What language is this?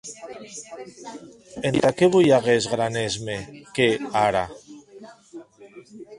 Occitan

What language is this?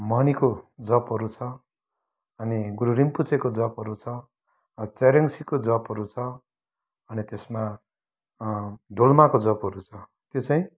Nepali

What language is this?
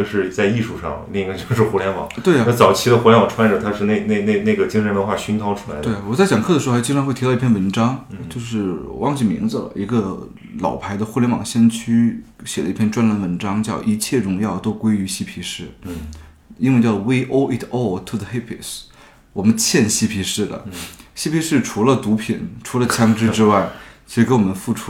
Chinese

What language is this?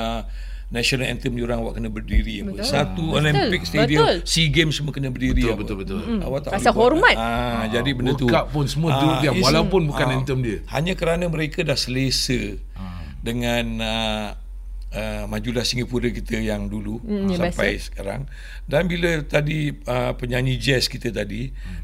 Malay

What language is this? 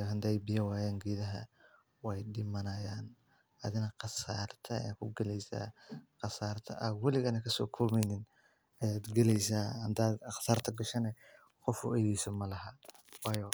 Somali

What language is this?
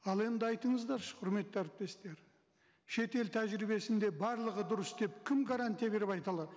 Kazakh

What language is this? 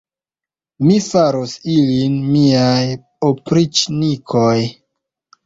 Esperanto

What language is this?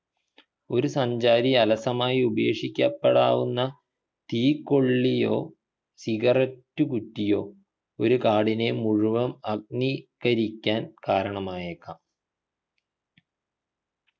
Malayalam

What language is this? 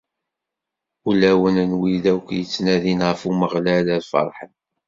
Kabyle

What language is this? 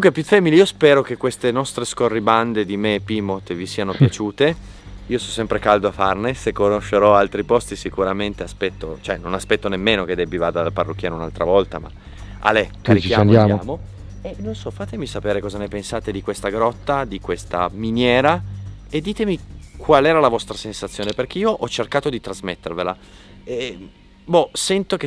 Italian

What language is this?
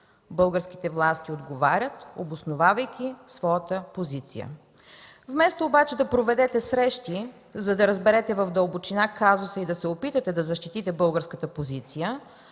Bulgarian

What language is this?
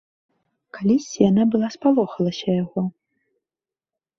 Belarusian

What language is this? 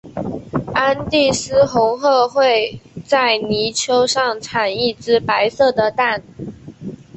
Chinese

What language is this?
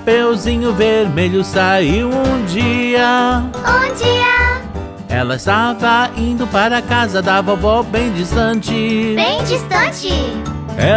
Portuguese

